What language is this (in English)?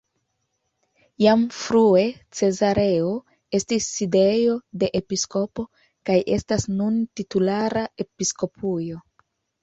Esperanto